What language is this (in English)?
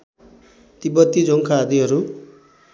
Nepali